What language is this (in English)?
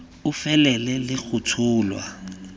Tswana